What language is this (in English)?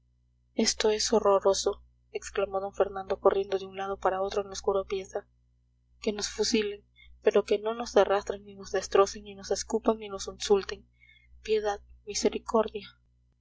Spanish